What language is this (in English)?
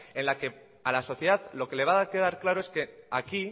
Spanish